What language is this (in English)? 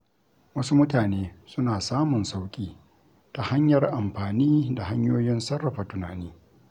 Hausa